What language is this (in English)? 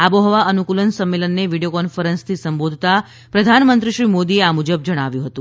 Gujarati